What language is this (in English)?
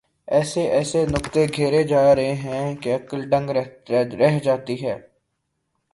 Urdu